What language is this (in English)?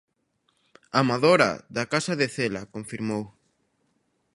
Galician